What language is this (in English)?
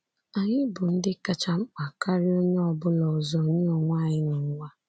Igbo